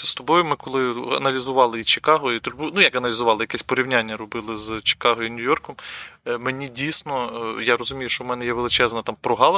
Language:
Ukrainian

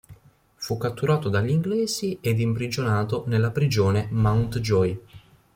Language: Italian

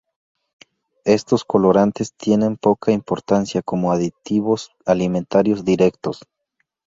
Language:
Spanish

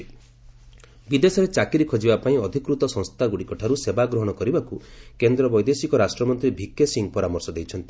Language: Odia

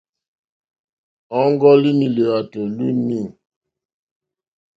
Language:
Mokpwe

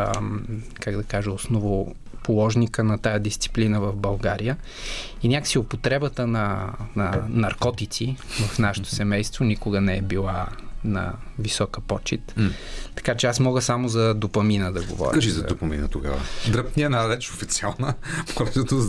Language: Bulgarian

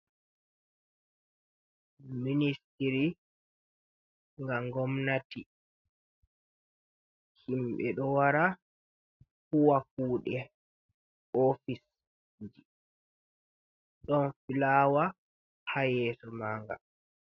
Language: Fula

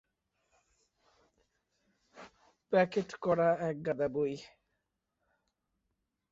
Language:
Bangla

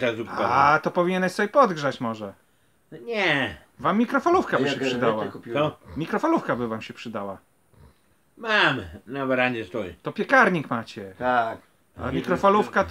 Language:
Polish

